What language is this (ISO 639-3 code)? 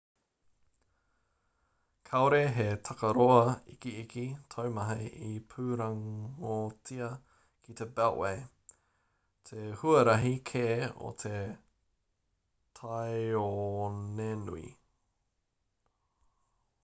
mri